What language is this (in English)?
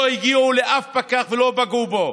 Hebrew